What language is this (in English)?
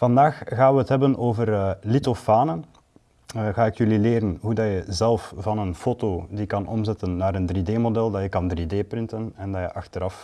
Dutch